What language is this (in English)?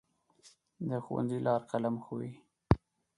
Pashto